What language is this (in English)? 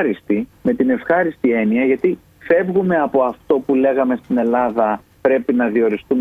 Greek